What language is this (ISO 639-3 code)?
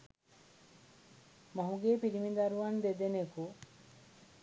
sin